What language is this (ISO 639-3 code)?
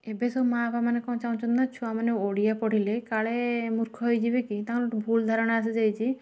ori